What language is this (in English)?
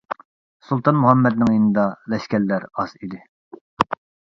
Uyghur